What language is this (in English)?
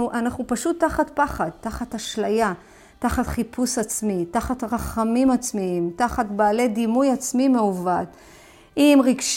Hebrew